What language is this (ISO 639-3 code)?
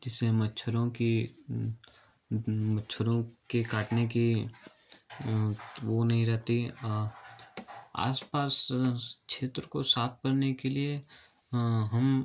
hin